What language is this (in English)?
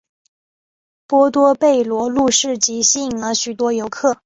Chinese